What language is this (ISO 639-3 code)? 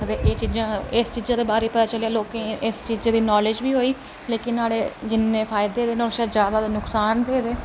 doi